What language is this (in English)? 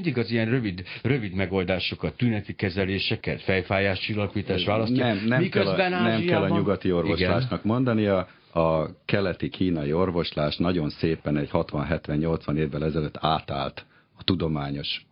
Hungarian